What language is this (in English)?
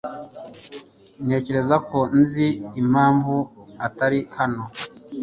Kinyarwanda